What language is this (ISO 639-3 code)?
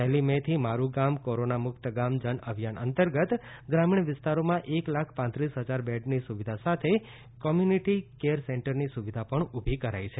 guj